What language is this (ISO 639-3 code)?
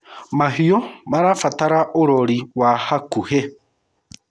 kik